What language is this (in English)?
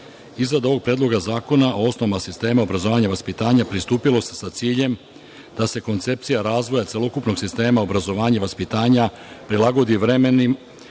Serbian